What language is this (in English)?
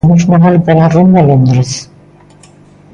Galician